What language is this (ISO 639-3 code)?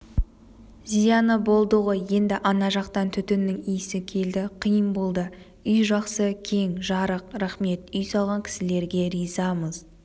kaz